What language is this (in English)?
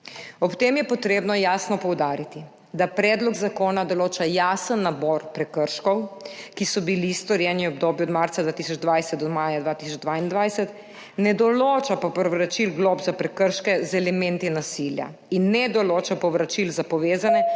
Slovenian